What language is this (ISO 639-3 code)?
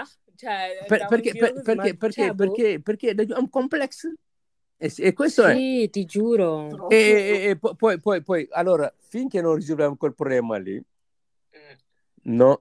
ita